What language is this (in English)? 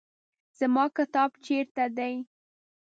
Pashto